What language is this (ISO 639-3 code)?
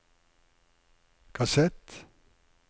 nor